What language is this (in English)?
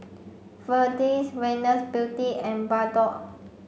English